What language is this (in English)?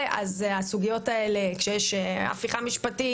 Hebrew